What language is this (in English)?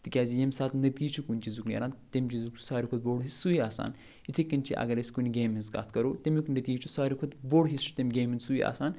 Kashmiri